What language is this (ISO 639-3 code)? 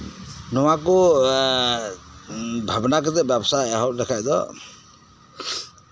sat